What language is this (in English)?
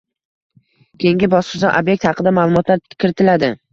Uzbek